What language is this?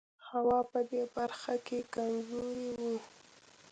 Pashto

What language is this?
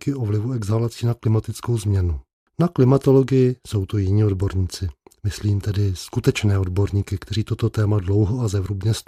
Czech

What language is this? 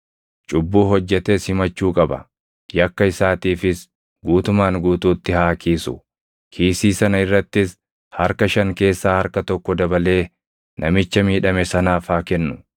Oromo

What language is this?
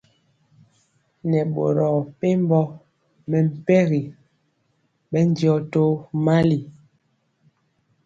Mpiemo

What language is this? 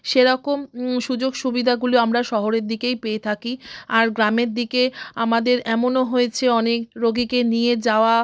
Bangla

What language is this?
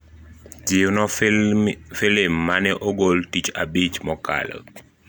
Luo (Kenya and Tanzania)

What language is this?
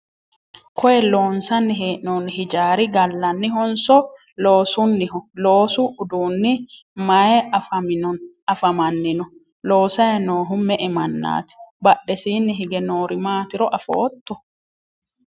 Sidamo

